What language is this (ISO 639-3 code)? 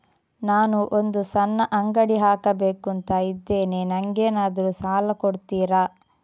kan